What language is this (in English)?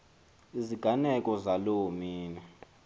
Xhosa